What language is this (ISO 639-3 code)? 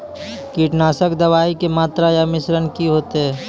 mai